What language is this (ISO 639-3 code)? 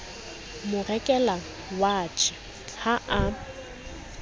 sot